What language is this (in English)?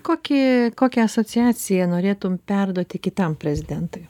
Lithuanian